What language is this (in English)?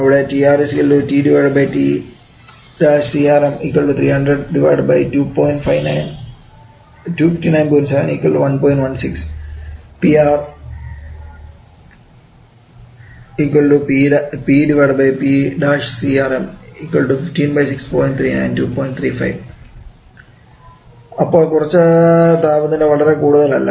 Malayalam